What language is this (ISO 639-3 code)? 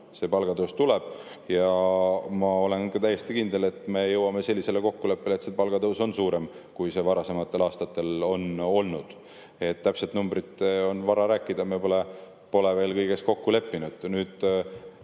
est